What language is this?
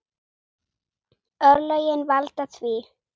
Icelandic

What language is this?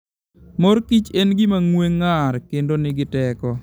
Luo (Kenya and Tanzania)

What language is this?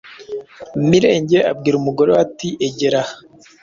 Kinyarwanda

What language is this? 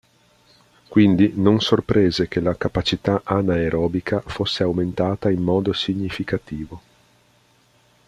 Italian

